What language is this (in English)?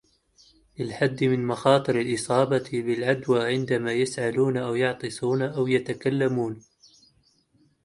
Arabic